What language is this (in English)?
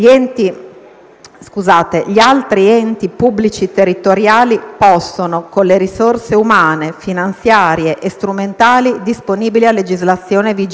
Italian